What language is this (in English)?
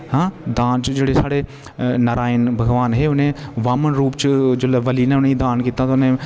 Dogri